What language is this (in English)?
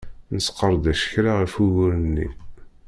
Kabyle